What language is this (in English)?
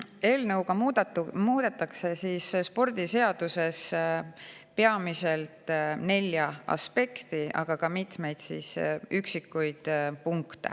Estonian